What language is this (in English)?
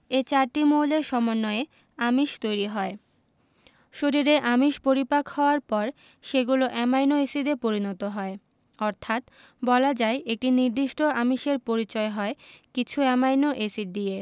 Bangla